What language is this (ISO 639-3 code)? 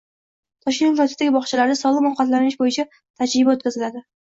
uzb